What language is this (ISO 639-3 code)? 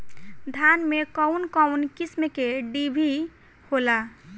bho